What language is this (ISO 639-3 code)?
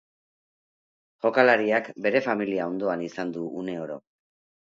eus